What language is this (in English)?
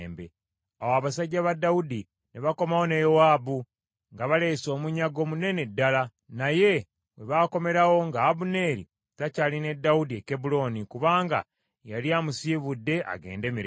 Ganda